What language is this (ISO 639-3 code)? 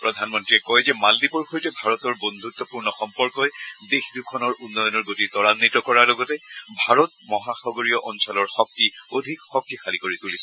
asm